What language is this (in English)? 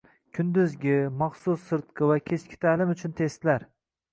Uzbek